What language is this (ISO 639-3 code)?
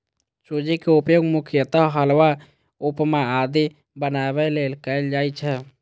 mai